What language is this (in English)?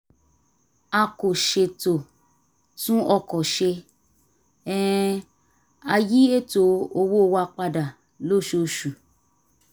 Yoruba